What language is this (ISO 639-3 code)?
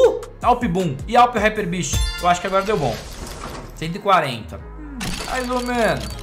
por